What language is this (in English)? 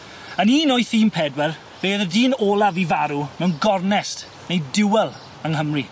Welsh